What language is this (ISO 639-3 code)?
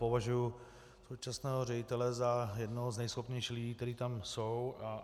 ces